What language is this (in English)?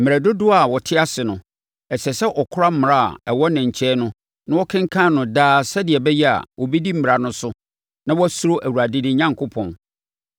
Akan